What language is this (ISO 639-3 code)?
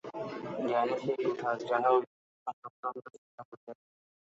ben